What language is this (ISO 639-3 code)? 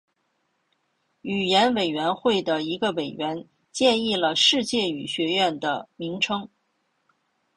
zho